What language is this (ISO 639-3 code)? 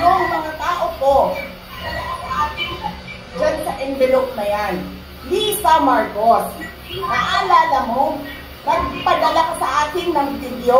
fil